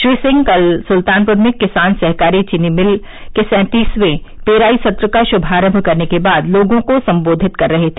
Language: Hindi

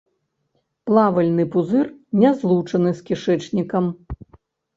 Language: Belarusian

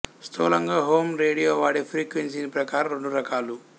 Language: Telugu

